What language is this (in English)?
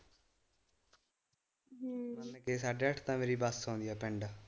Punjabi